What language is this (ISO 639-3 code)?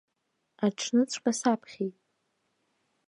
abk